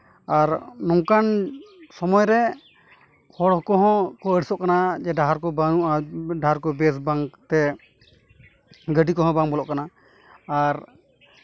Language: Santali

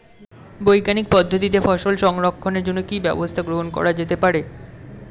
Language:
Bangla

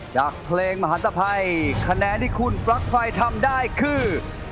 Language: Thai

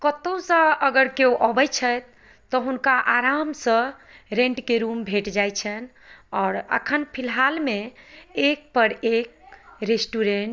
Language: Maithili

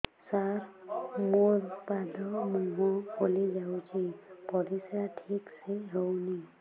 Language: Odia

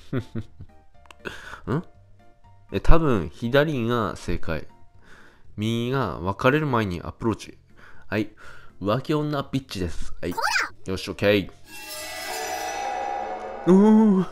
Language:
Japanese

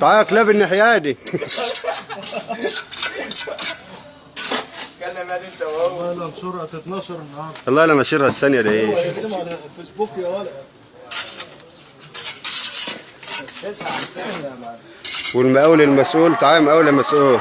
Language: Arabic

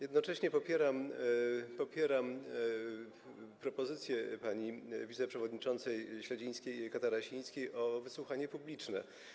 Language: Polish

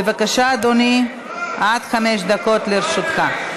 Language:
Hebrew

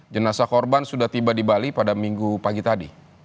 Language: Indonesian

